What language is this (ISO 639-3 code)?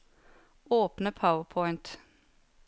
nor